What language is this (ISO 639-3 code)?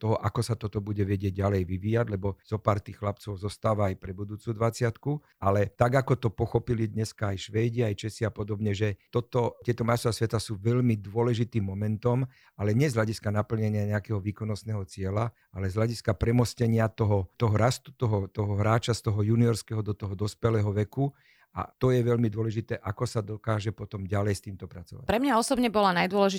slk